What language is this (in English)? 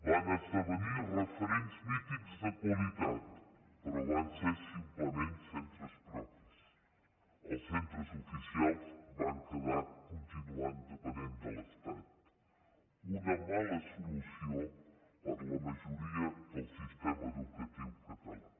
Catalan